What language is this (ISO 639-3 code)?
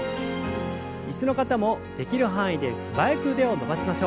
jpn